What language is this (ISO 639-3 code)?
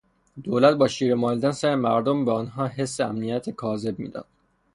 fas